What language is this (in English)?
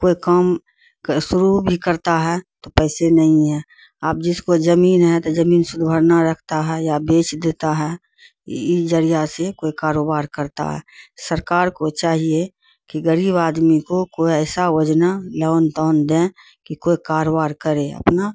Urdu